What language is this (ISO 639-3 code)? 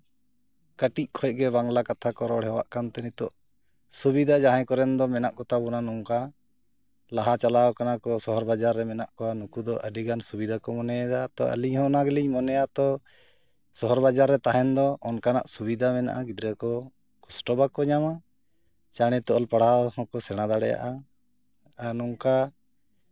sat